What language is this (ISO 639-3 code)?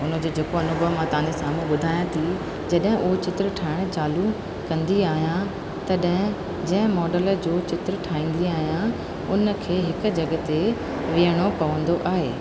snd